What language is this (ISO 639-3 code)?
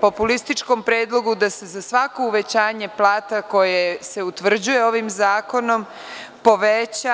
srp